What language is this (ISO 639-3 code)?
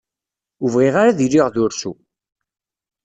kab